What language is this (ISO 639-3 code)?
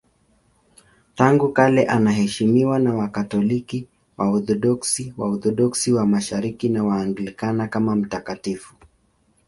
swa